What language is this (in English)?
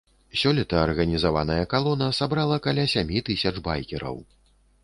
Belarusian